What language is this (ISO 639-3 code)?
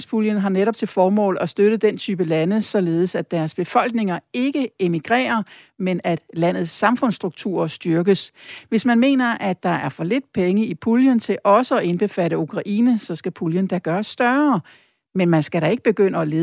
dan